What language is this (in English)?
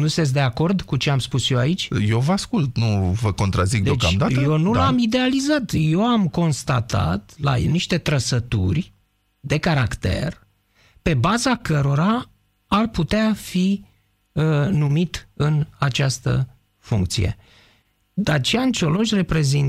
Romanian